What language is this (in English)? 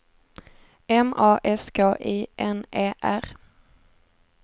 Swedish